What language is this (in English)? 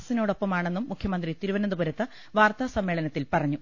Malayalam